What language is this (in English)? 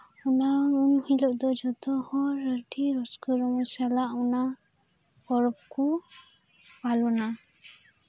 Santali